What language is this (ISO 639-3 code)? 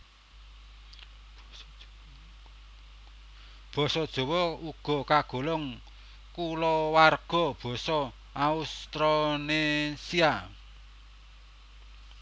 jav